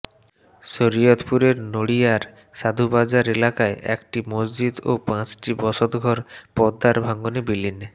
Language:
Bangla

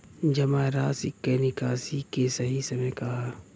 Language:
Bhojpuri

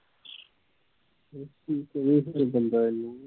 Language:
Punjabi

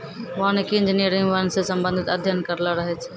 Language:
Maithili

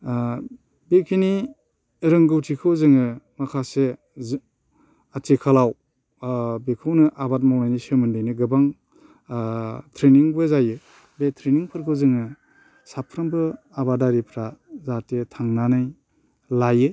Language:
Bodo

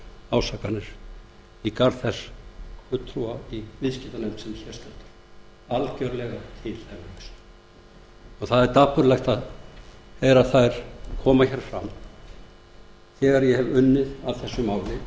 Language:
Icelandic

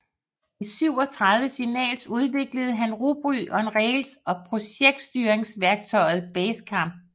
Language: Danish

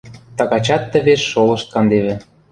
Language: Western Mari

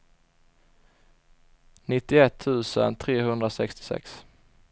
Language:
Swedish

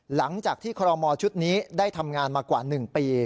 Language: Thai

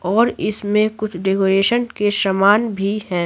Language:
Hindi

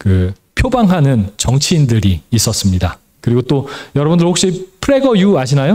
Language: Korean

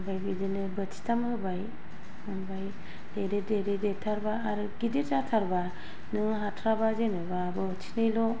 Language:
Bodo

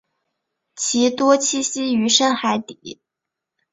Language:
Chinese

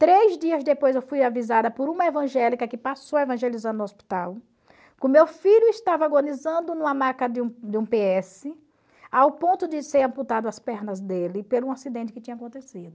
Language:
Portuguese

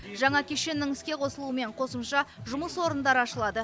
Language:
Kazakh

